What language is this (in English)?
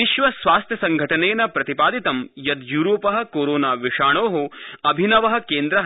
Sanskrit